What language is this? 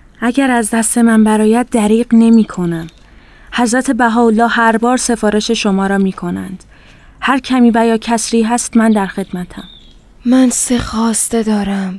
Persian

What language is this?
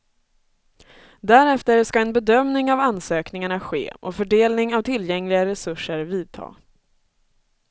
Swedish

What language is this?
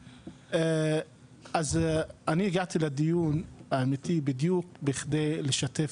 Hebrew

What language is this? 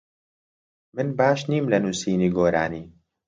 Central Kurdish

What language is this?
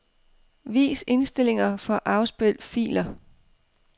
Danish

